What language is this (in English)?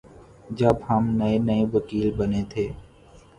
Urdu